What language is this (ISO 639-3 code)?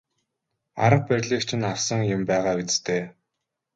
mon